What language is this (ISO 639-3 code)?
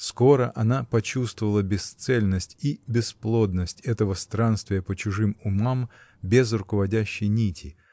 rus